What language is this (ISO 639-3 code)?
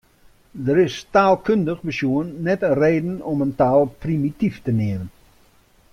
fry